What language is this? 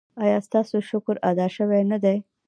Pashto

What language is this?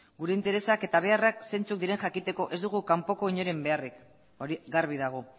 Basque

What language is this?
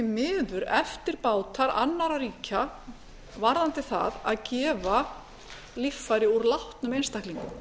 Icelandic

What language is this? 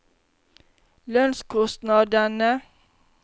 Norwegian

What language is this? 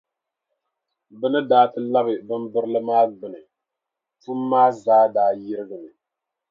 Dagbani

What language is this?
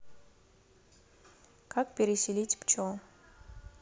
Russian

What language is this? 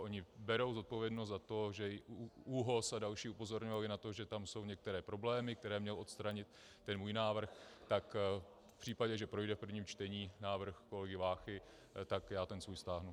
Czech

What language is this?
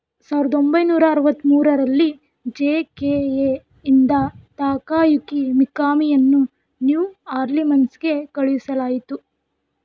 Kannada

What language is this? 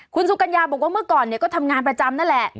Thai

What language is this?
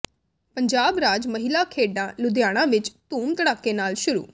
Punjabi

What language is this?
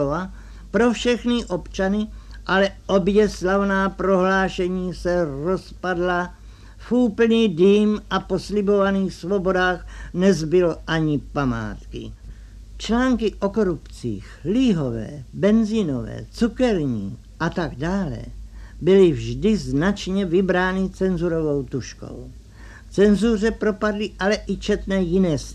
Czech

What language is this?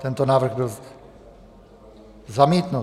Czech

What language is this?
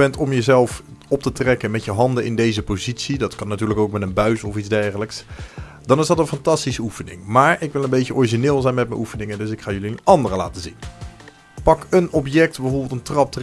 Dutch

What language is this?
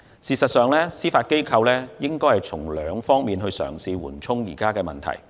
Cantonese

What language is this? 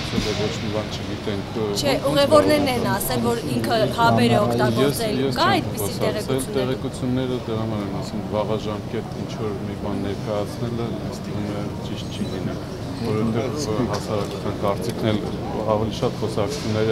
Romanian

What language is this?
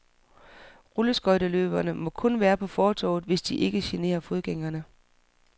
Danish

